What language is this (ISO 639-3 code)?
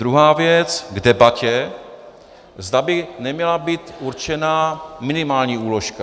ces